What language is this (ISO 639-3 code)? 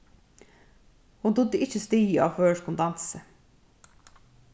fao